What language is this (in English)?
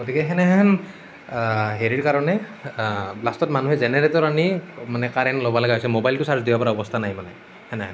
Assamese